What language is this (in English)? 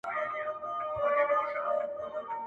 Pashto